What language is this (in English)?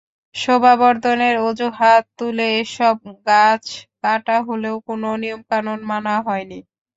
Bangla